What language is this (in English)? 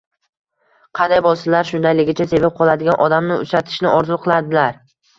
Uzbek